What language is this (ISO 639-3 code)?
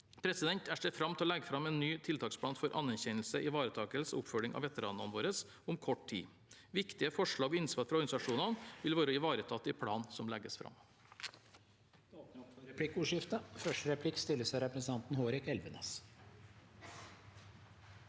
nor